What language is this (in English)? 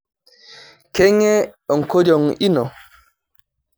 Masai